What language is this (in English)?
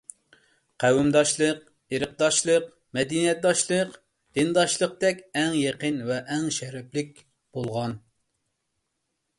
Uyghur